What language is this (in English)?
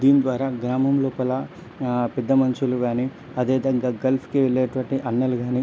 Telugu